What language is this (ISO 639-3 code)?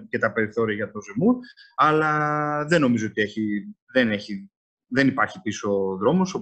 ell